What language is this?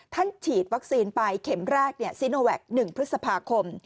Thai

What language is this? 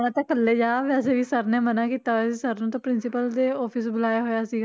Punjabi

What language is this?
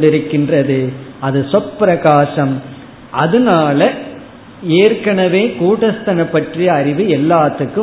Tamil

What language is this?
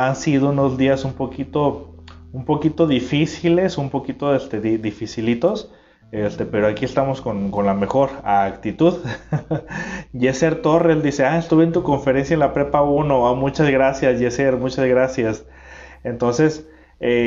Spanish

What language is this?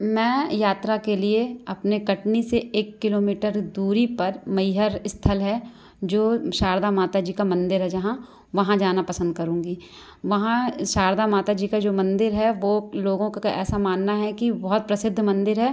Hindi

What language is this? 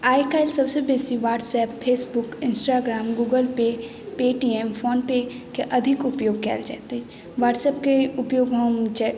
Maithili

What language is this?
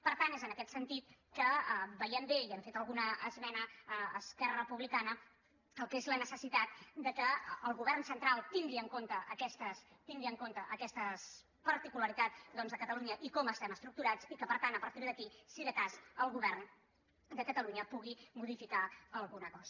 Catalan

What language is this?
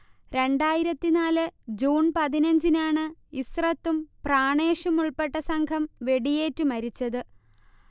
Malayalam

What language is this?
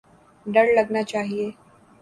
Urdu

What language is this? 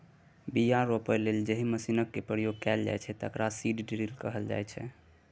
Maithili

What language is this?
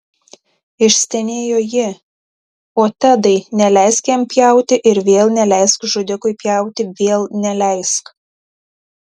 Lithuanian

